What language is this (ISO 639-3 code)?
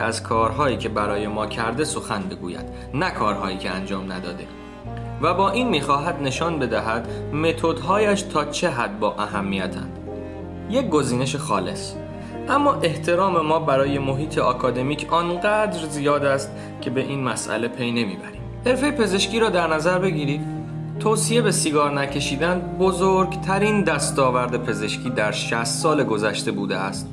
fas